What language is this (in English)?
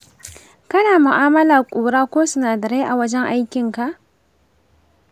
Hausa